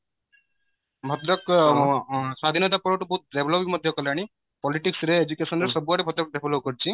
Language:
Odia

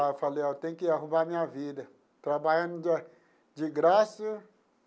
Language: Portuguese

